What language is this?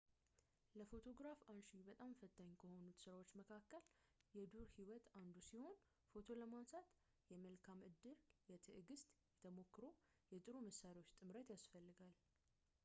Amharic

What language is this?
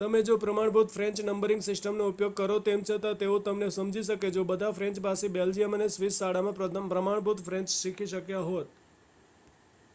Gujarati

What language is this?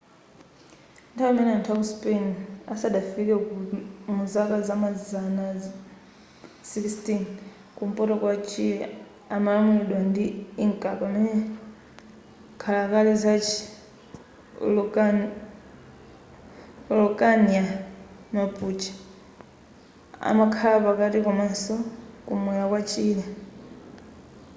Nyanja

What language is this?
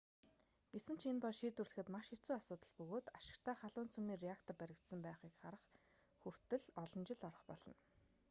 Mongolian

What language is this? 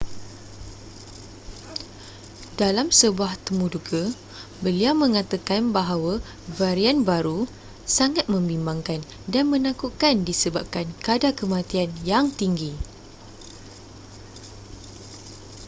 Malay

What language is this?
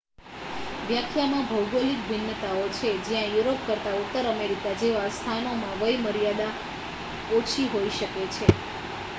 Gujarati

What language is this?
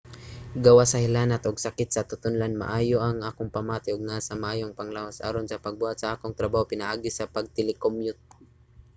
Cebuano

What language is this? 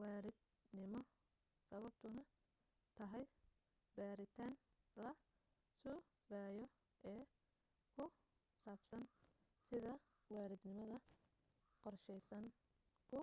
Somali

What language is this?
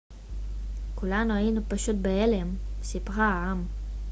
Hebrew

